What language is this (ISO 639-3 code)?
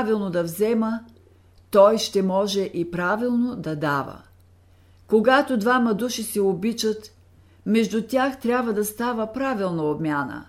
bul